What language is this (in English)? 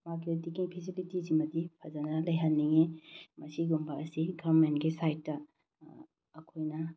Manipuri